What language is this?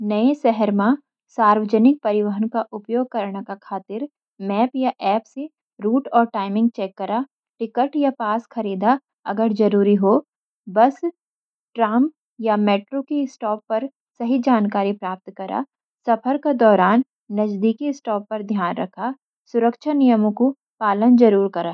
Garhwali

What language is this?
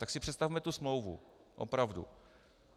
Czech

